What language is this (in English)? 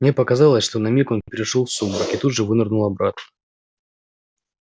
Russian